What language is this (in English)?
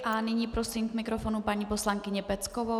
Czech